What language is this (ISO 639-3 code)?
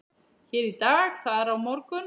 isl